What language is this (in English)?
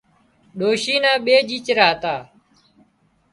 Wadiyara Koli